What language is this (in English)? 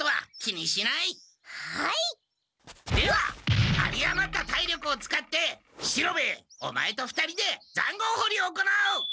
Japanese